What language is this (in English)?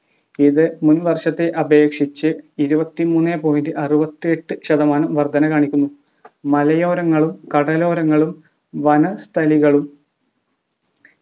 Malayalam